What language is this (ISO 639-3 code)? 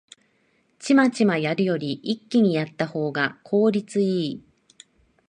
jpn